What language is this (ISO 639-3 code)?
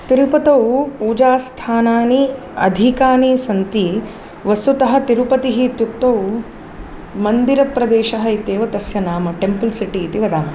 san